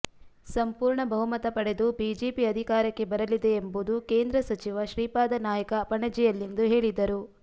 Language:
Kannada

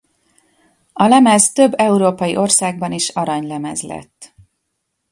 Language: Hungarian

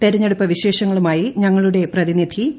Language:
Malayalam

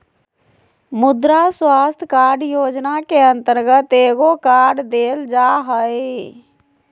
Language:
Magahi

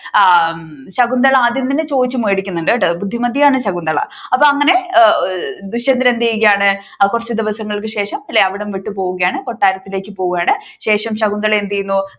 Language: Malayalam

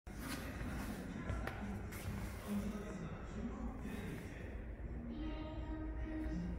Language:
Korean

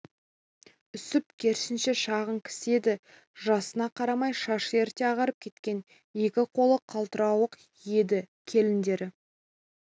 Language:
Kazakh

